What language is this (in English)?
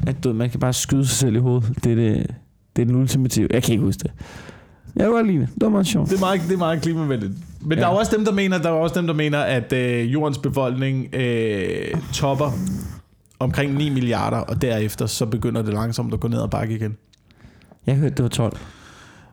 Danish